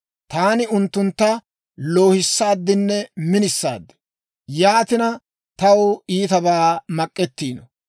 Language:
Dawro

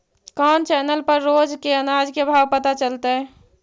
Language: Magahi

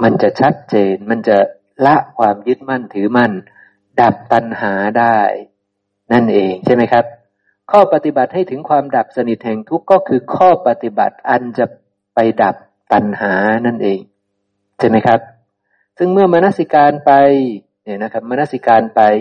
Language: Thai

